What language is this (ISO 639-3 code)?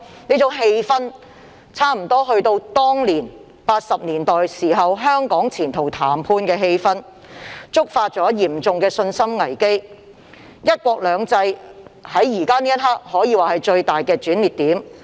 yue